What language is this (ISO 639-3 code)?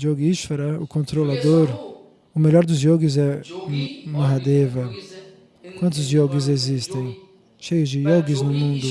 por